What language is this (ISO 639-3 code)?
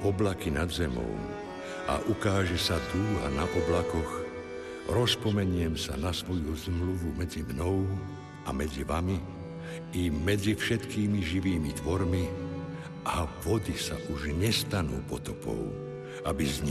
slk